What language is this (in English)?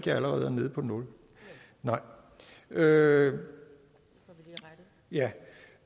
Danish